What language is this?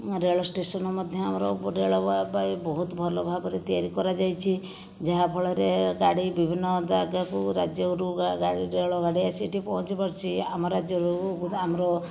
Odia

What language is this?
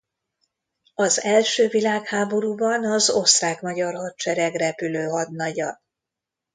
Hungarian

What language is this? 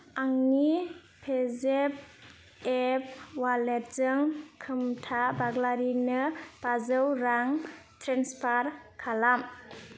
Bodo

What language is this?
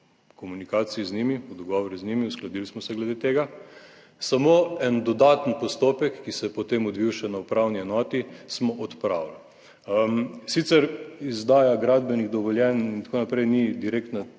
Slovenian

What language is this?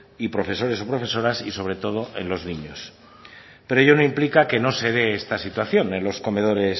Spanish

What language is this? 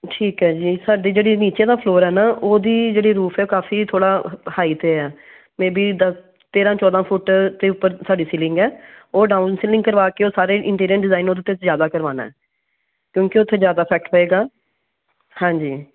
Punjabi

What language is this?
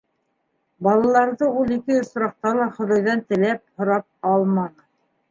Bashkir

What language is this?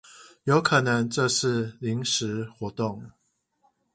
Chinese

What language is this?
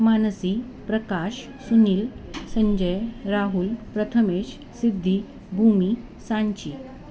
Marathi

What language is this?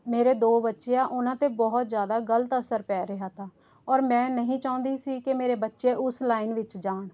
Punjabi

